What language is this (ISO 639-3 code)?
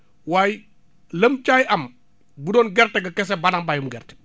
wol